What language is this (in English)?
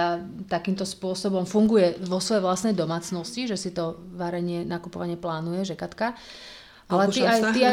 Slovak